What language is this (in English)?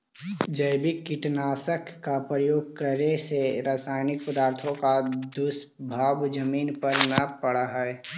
Magahi